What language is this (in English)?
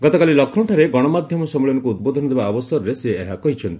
Odia